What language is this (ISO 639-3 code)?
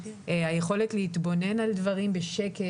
heb